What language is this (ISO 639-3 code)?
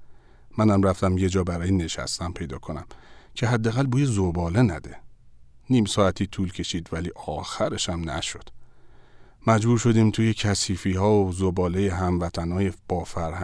fas